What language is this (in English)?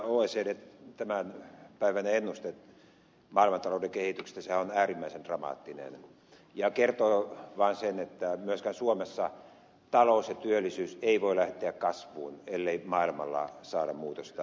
Finnish